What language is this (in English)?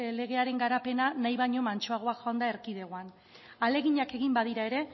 Basque